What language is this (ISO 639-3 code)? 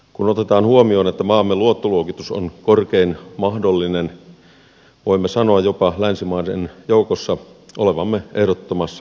fin